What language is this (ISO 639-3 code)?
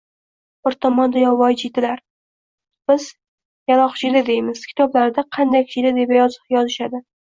uzb